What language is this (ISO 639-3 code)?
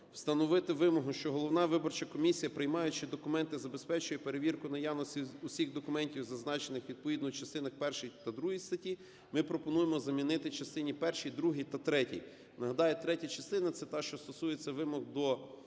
ukr